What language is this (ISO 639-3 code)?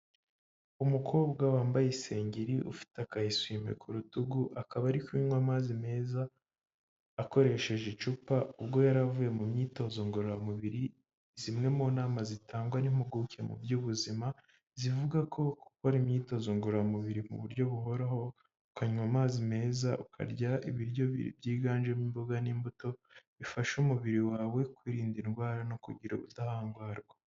kin